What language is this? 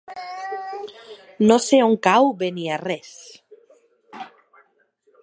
Catalan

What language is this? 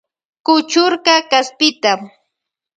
Loja Highland Quichua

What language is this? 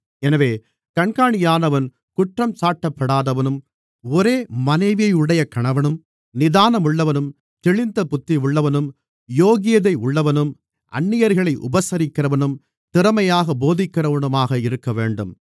Tamil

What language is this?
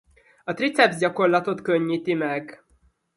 Hungarian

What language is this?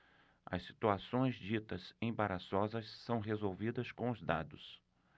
Portuguese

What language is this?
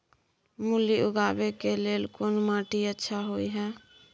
Maithili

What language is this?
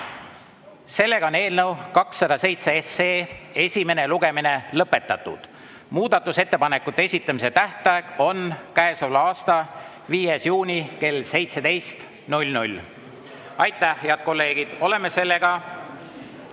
Estonian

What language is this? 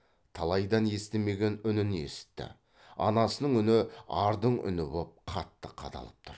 Kazakh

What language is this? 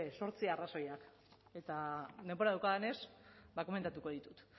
Basque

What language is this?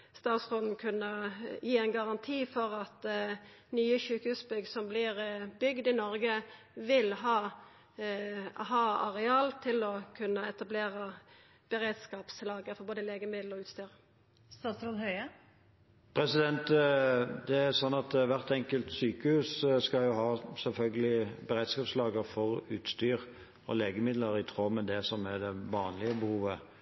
Norwegian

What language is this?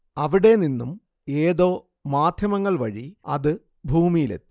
Malayalam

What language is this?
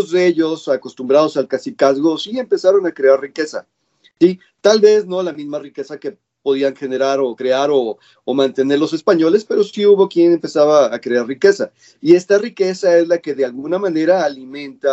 Spanish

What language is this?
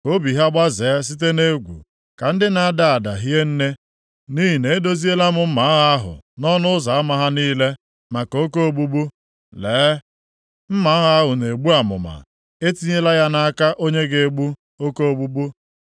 Igbo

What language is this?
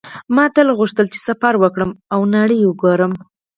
Pashto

